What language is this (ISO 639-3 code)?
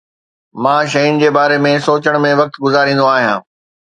snd